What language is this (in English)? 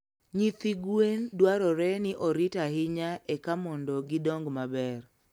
Luo (Kenya and Tanzania)